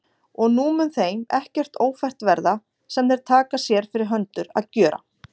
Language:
Icelandic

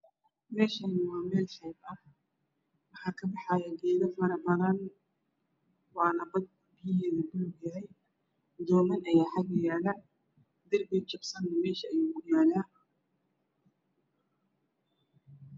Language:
Somali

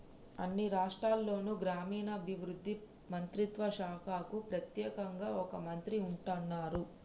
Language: Telugu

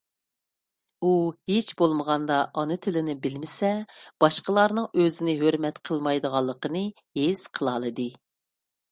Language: Uyghur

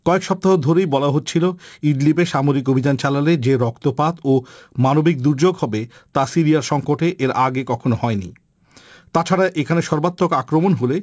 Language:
Bangla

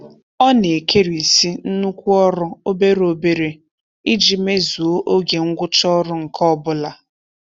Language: Igbo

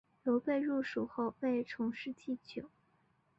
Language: Chinese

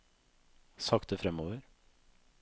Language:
Norwegian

